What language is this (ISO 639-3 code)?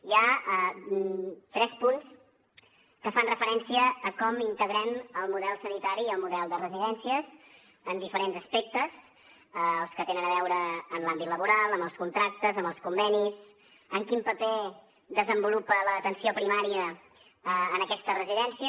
cat